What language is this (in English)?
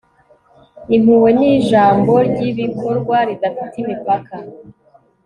Kinyarwanda